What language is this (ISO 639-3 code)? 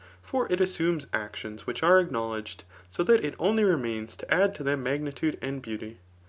eng